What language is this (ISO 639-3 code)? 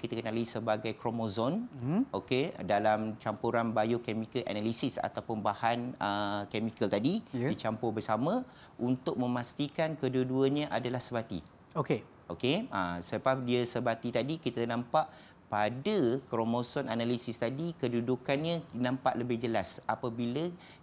msa